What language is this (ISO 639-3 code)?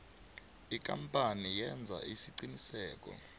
nbl